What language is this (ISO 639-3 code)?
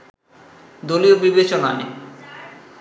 ben